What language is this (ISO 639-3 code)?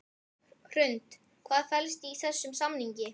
isl